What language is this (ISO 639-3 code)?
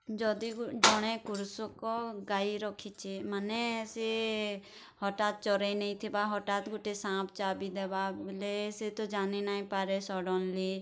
ori